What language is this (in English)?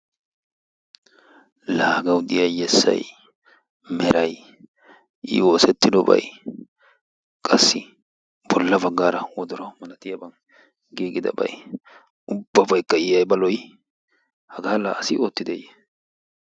Wolaytta